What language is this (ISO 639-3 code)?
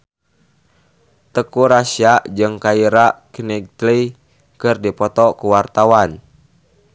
sun